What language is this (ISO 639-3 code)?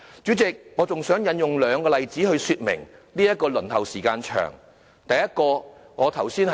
yue